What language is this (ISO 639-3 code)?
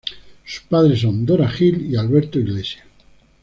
spa